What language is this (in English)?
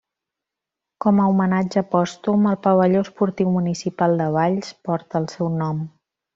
Catalan